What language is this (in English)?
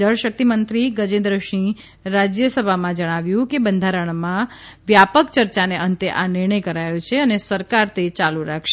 Gujarati